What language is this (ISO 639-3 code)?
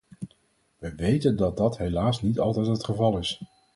nld